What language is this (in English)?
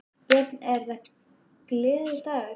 Icelandic